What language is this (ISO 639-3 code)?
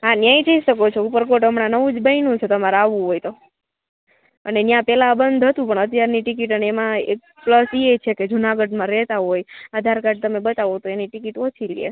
guj